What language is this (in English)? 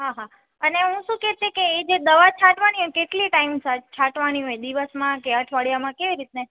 Gujarati